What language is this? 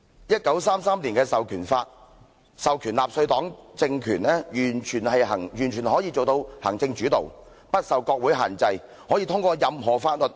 Cantonese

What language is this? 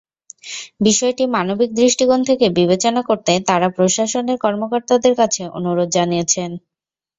Bangla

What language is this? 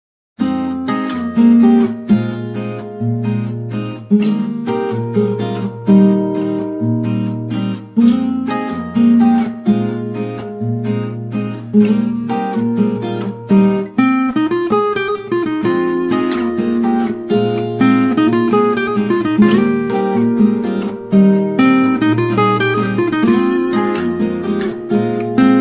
English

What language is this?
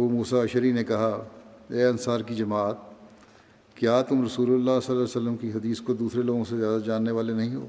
Urdu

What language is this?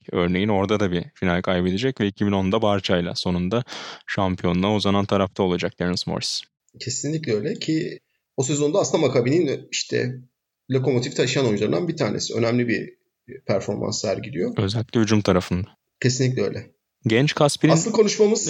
Turkish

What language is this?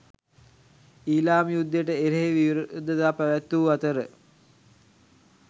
Sinhala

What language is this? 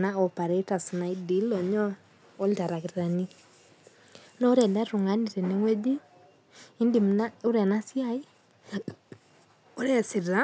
Masai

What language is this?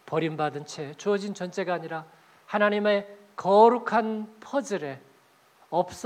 Korean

